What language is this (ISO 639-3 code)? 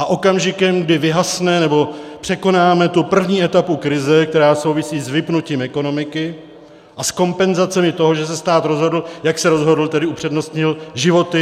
ces